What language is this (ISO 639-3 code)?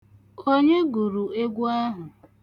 ibo